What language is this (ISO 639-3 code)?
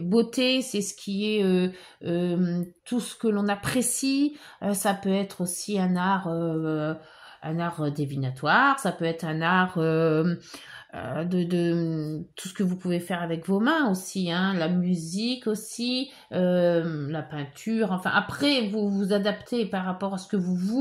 fra